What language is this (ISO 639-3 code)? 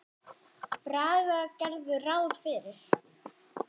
isl